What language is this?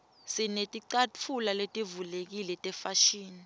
Swati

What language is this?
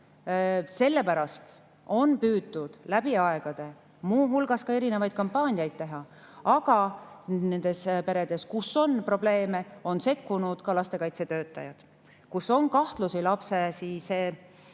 Estonian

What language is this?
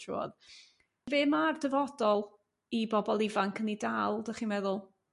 Welsh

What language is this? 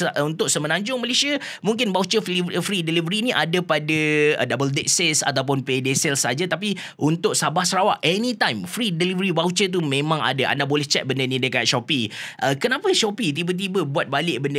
Malay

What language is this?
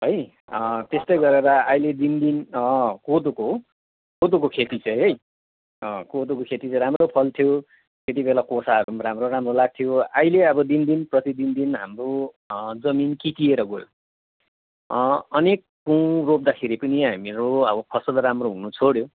Nepali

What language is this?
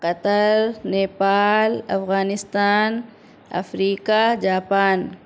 Urdu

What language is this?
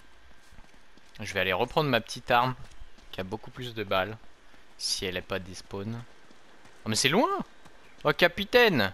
French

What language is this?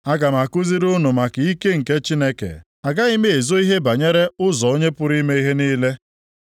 Igbo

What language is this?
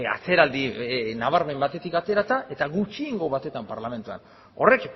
Basque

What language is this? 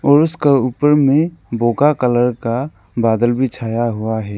Hindi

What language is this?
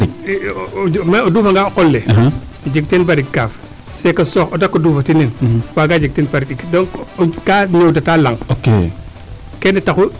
Serer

